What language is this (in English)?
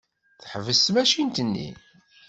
Kabyle